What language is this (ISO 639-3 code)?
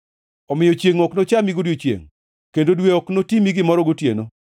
luo